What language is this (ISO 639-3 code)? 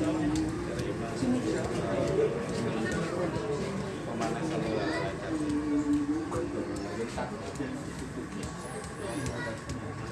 ind